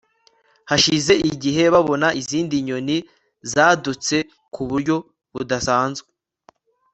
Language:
Kinyarwanda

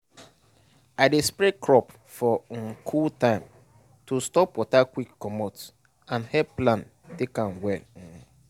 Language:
Nigerian Pidgin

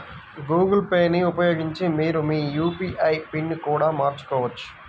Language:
Telugu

